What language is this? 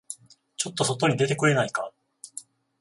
Japanese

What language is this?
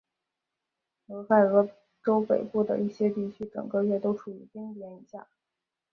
Chinese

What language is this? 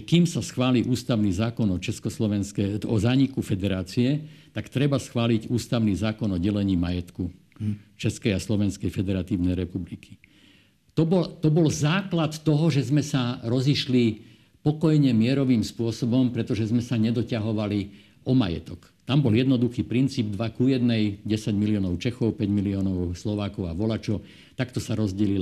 Slovak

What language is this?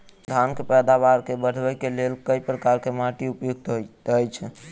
Maithili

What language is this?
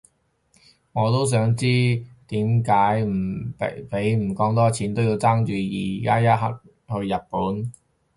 Cantonese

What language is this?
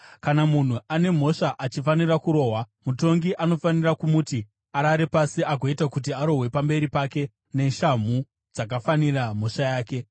Shona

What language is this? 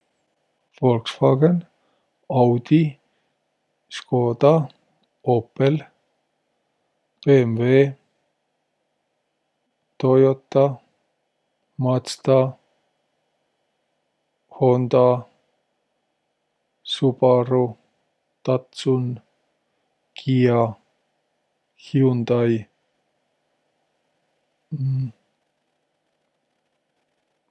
Võro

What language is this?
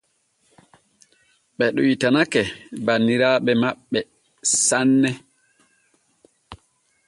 Borgu Fulfulde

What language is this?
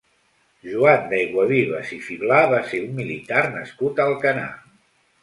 Catalan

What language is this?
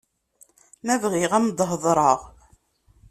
Kabyle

